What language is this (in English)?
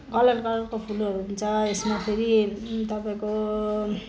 Nepali